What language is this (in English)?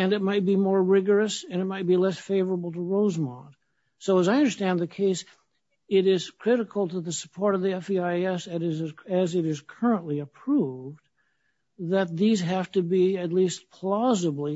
English